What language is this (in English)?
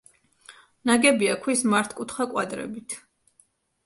Georgian